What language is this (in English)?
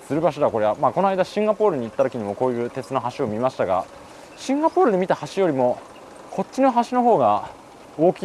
Japanese